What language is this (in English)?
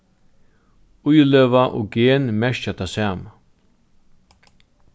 Faroese